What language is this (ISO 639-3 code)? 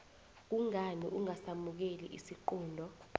nbl